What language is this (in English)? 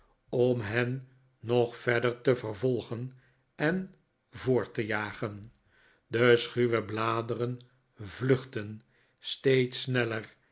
Dutch